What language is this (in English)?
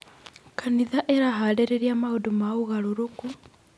Kikuyu